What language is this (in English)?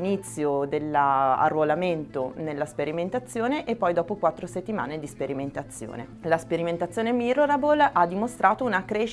Italian